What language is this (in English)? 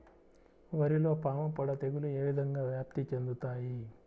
Telugu